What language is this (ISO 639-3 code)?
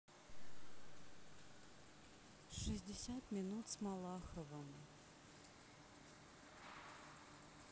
rus